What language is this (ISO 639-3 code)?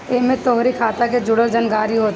bho